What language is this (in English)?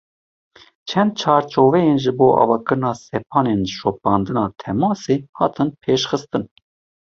Kurdish